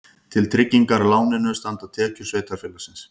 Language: Icelandic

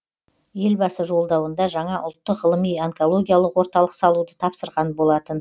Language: Kazakh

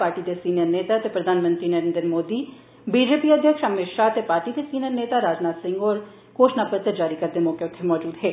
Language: Dogri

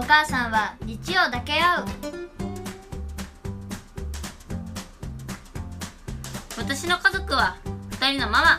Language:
Japanese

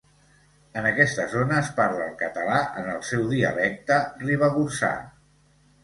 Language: Catalan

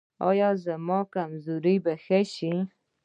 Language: Pashto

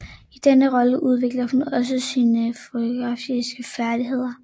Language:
Danish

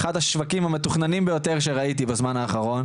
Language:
Hebrew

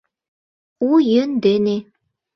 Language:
Mari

